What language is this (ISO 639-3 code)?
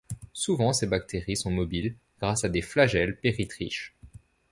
fra